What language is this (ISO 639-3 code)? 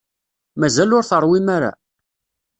kab